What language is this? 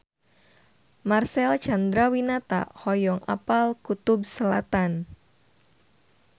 Sundanese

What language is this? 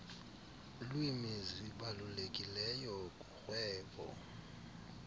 Xhosa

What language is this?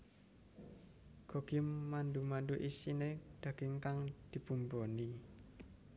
Javanese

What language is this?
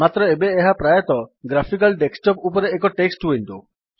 Odia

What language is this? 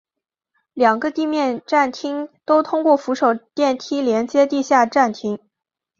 Chinese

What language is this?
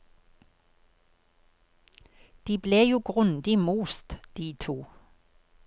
Norwegian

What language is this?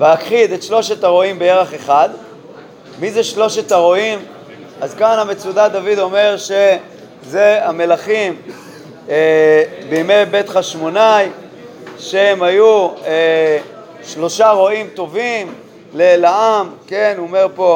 Hebrew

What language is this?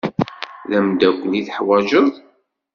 Kabyle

